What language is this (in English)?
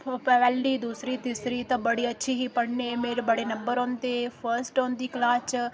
Dogri